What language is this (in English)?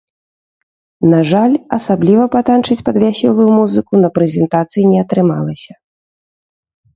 Belarusian